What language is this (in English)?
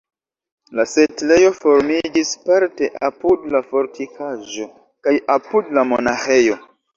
Esperanto